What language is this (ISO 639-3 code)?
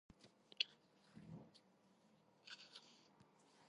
kat